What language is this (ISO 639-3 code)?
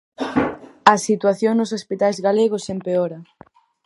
glg